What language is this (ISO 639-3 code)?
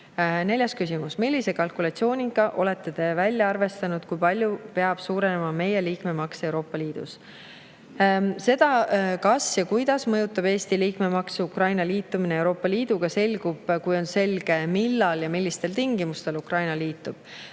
est